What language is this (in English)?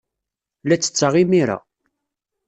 Kabyle